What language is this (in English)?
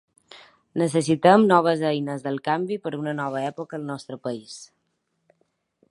Catalan